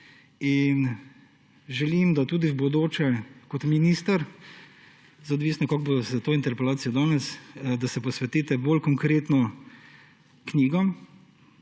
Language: Slovenian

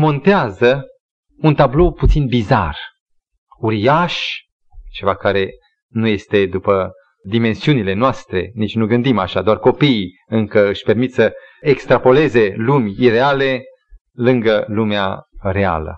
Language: Romanian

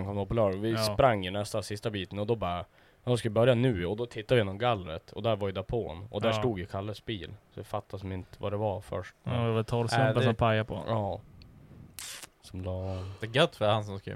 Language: Swedish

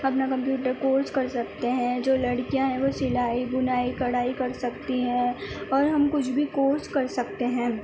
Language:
Urdu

